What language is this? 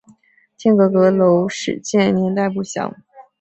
Chinese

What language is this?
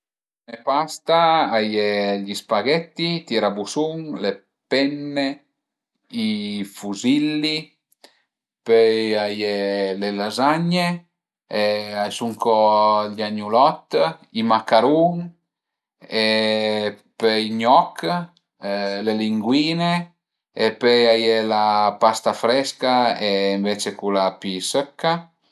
Piedmontese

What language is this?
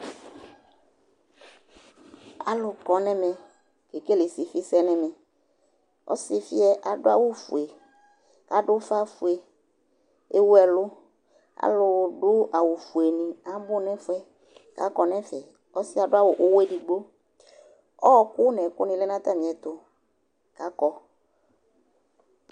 Ikposo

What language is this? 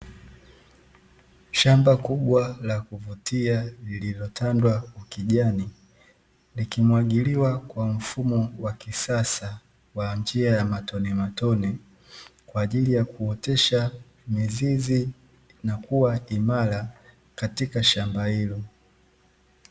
Swahili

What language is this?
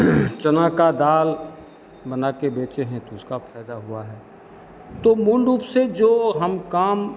Hindi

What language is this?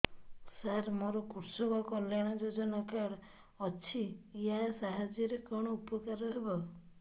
Odia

